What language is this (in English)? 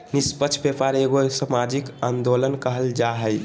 Magahi